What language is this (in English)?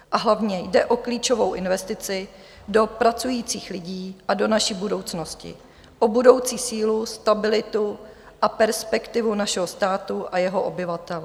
Czech